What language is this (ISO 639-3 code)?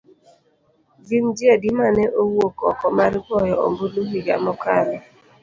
luo